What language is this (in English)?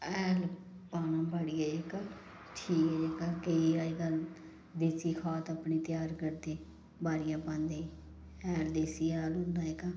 Dogri